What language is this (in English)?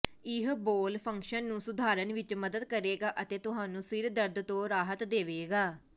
Punjabi